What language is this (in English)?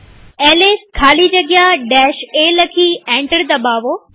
Gujarati